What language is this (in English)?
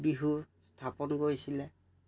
Assamese